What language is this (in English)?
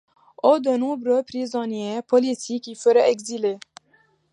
French